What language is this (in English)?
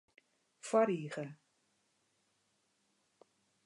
Western Frisian